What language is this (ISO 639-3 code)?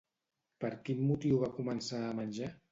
cat